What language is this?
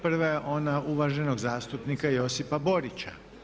Croatian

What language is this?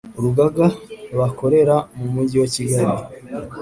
Kinyarwanda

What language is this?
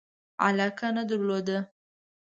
Pashto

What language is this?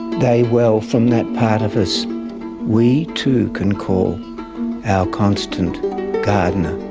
English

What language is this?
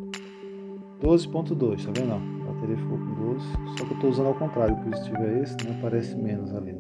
Portuguese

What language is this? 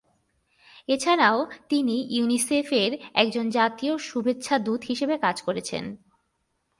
Bangla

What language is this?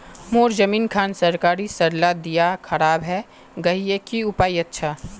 Magahi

